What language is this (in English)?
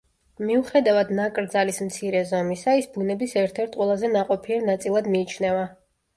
Georgian